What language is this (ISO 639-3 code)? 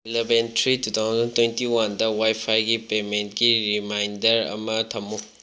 mni